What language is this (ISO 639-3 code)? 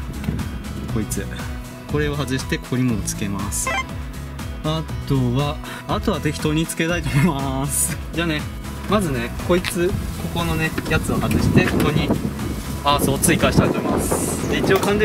jpn